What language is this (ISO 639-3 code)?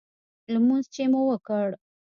pus